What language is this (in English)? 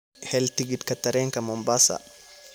Somali